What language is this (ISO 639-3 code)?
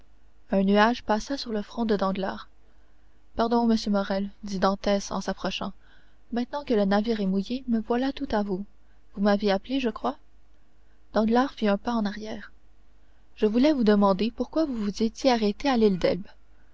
fra